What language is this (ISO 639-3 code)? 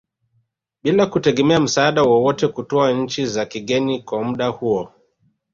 swa